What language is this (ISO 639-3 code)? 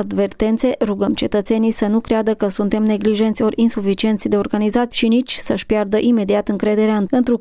ron